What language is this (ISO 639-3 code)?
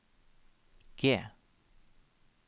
nor